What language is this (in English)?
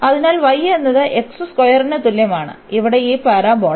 Malayalam